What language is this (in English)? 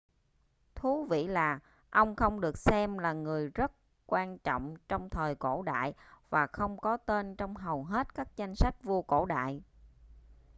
Vietnamese